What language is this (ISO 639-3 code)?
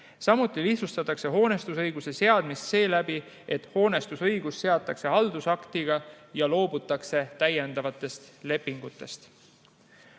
est